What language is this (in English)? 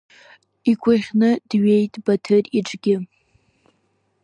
Abkhazian